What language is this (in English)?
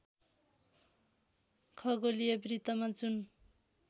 Nepali